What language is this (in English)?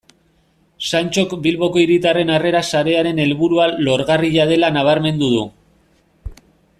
Basque